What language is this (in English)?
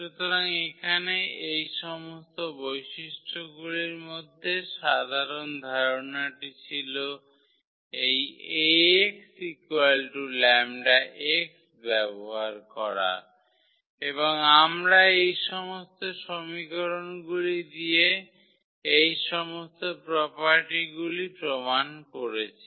Bangla